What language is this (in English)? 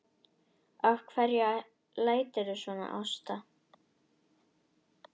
Icelandic